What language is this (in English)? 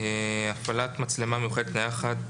Hebrew